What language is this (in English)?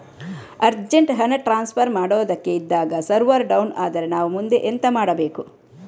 Kannada